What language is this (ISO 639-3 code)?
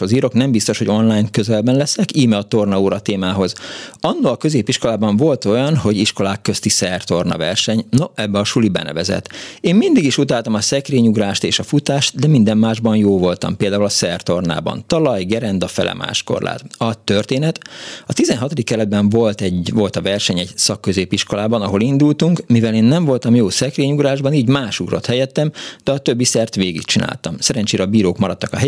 hun